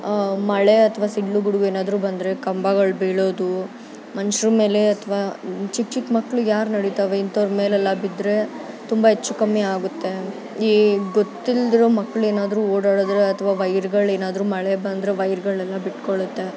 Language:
Kannada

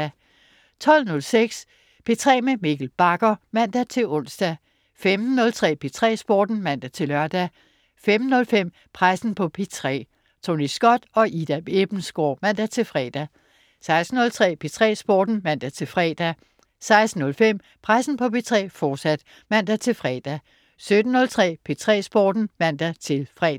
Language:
Danish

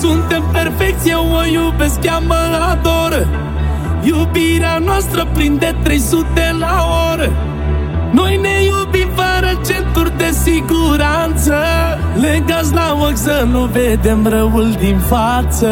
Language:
Romanian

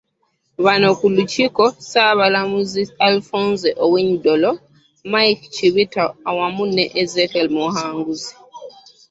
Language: Ganda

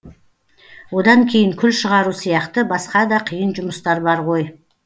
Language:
Kazakh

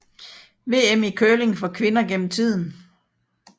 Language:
Danish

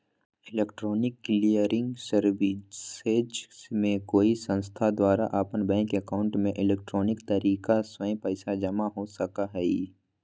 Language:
Magahi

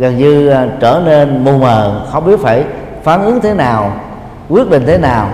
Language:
Vietnamese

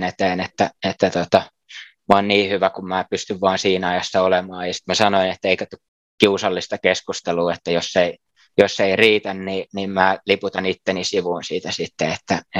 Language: Finnish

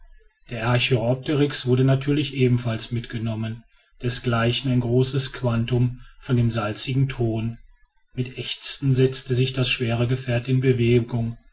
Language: German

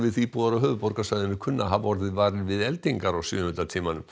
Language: Icelandic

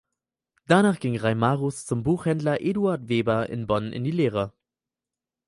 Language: German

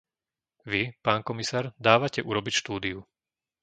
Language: Slovak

